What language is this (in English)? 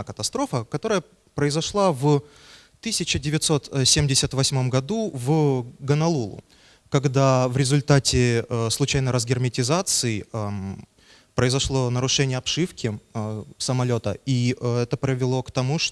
Russian